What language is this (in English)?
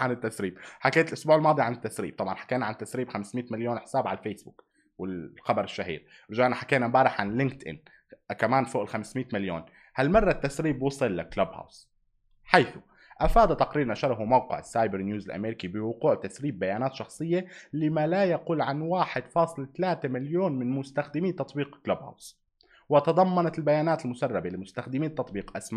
Arabic